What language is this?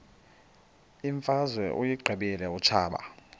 Xhosa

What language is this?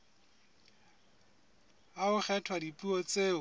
Southern Sotho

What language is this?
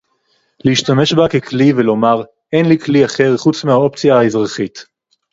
Hebrew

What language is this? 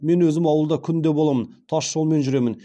Kazakh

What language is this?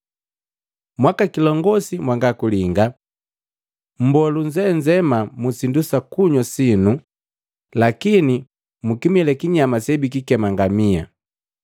Matengo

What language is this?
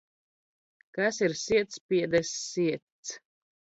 Latvian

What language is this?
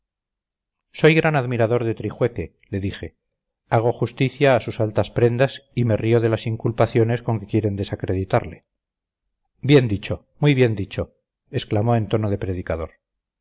Spanish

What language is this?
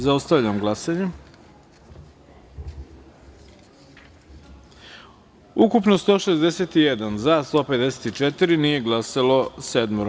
Serbian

